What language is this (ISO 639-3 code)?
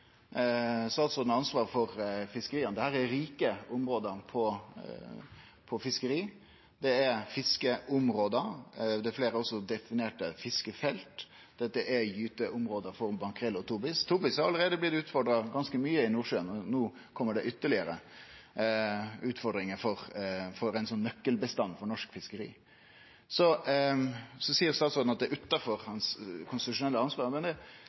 nno